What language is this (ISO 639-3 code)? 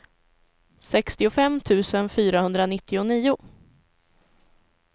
swe